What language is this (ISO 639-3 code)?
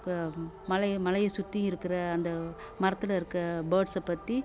tam